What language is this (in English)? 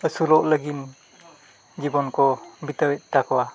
Santali